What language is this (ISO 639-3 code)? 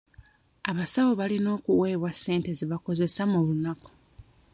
lug